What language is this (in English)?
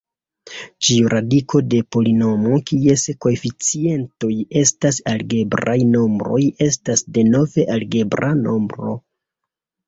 Esperanto